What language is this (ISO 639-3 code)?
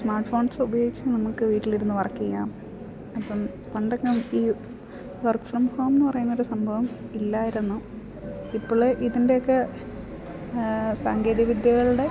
mal